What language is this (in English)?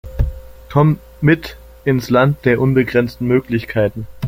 German